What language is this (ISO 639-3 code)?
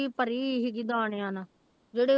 pan